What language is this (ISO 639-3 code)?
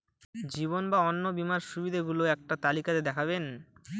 ben